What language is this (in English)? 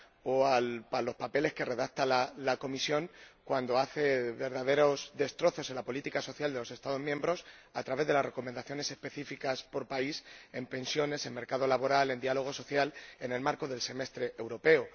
Spanish